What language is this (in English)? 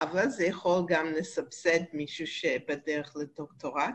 Hebrew